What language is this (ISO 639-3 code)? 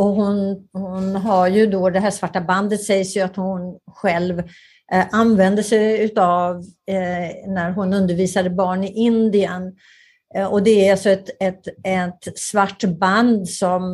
swe